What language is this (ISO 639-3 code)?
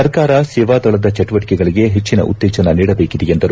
kan